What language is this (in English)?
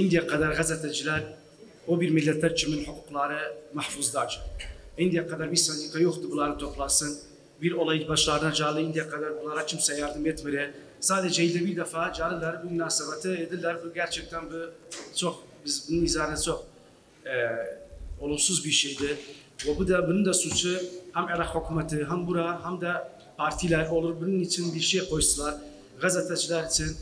Turkish